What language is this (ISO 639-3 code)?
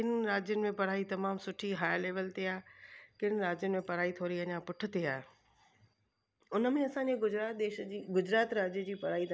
snd